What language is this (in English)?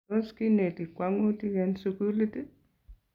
Kalenjin